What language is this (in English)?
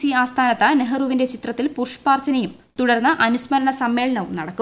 Malayalam